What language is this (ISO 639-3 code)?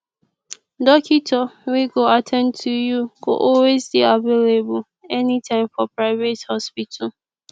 pcm